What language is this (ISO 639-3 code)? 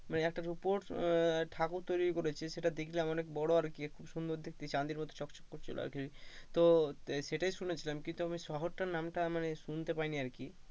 ben